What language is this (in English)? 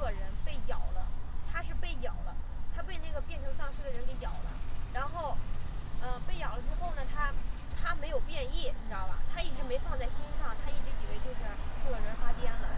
Chinese